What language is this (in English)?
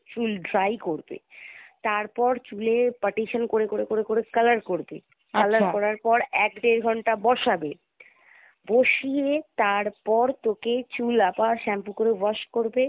Bangla